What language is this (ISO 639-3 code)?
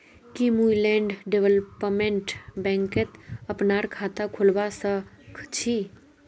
mag